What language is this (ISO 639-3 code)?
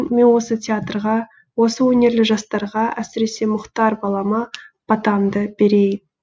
kaz